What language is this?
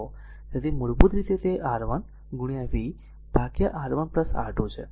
Gujarati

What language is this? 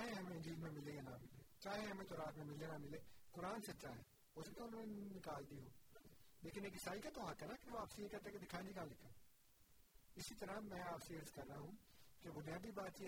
Urdu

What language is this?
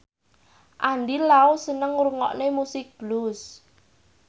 Javanese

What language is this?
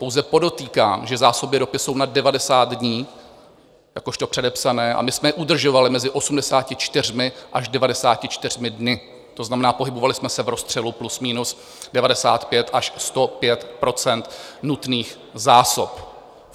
Czech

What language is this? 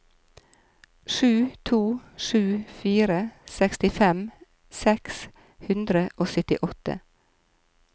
Norwegian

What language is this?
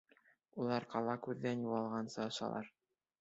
Bashkir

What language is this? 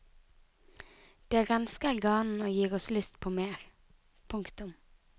Norwegian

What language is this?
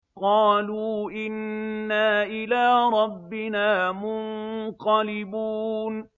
Arabic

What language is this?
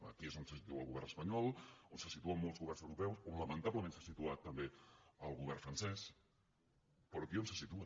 Catalan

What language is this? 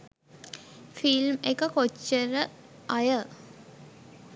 Sinhala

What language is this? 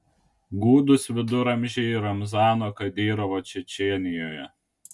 Lithuanian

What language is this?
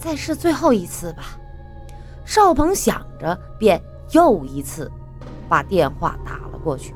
Chinese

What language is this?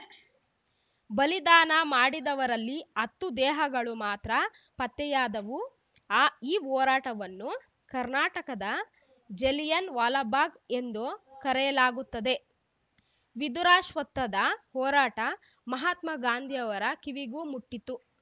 Kannada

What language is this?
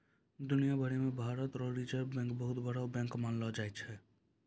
Maithili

